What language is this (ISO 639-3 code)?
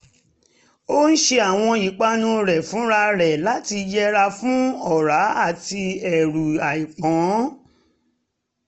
yor